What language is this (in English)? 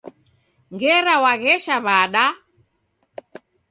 Taita